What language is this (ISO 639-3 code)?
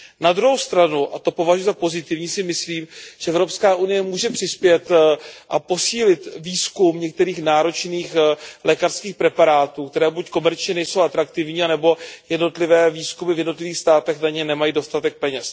ces